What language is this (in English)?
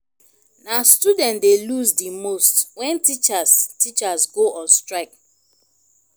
Nigerian Pidgin